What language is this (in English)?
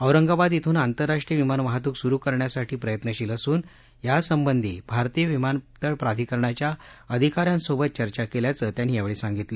Marathi